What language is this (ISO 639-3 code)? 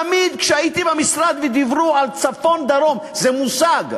heb